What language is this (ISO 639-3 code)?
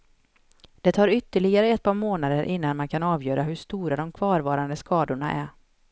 swe